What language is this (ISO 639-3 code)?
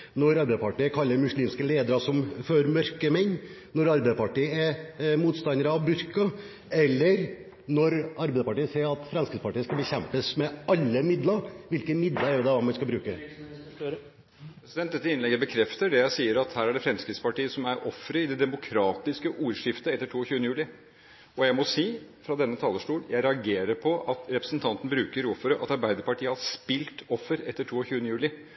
nob